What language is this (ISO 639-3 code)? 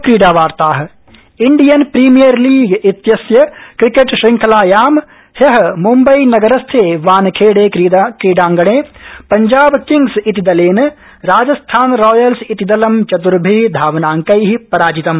san